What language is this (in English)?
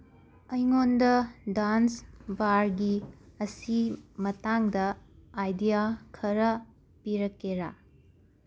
Manipuri